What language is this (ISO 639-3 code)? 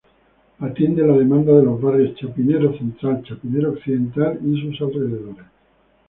spa